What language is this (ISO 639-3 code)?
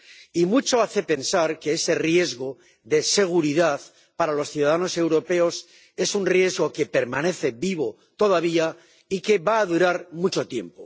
spa